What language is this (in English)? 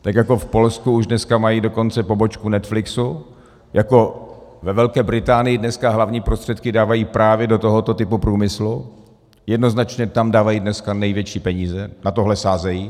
Czech